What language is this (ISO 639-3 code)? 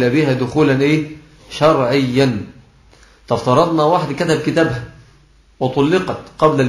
ara